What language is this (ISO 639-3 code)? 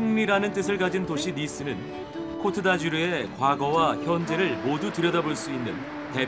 kor